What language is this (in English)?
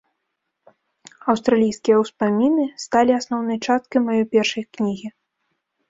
Belarusian